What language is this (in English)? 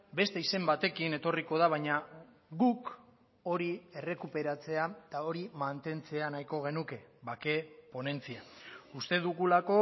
Basque